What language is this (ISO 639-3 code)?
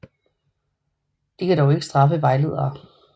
dan